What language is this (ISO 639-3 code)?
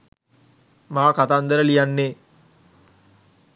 sin